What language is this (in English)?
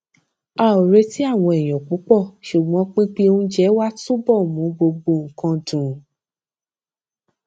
Yoruba